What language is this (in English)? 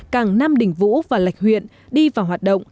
Vietnamese